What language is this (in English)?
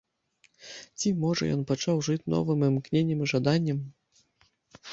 Belarusian